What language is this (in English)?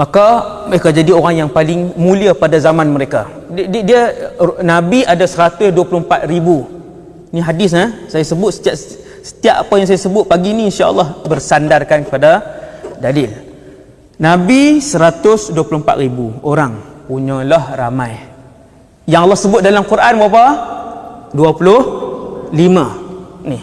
Malay